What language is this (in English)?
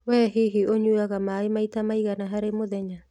Kikuyu